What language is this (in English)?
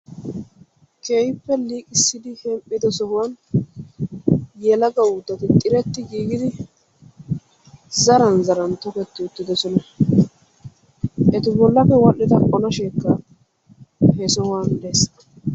Wolaytta